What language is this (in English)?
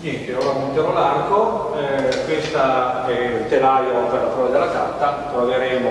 Italian